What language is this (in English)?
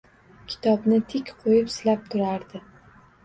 Uzbek